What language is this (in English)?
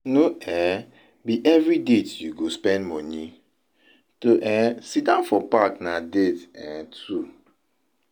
Nigerian Pidgin